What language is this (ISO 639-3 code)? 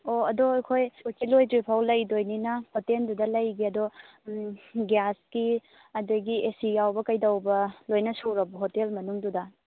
mni